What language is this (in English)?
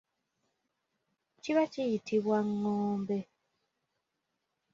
Ganda